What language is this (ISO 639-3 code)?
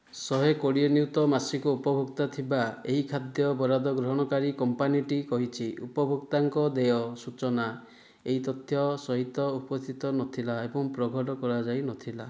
ori